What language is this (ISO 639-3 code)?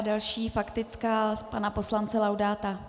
ces